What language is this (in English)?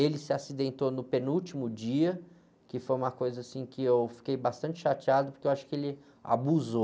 Portuguese